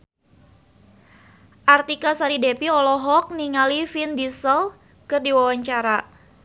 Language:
Sundanese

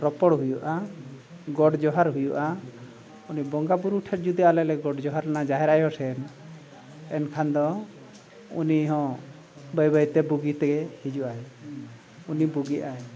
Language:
Santali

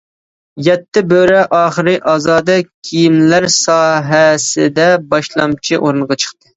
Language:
Uyghur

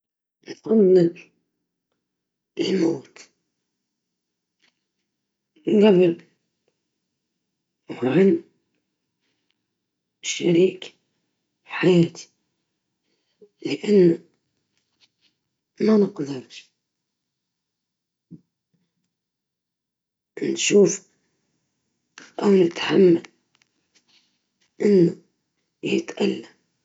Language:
Libyan Arabic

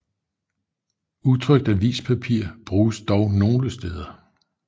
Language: Danish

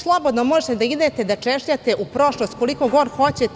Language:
Serbian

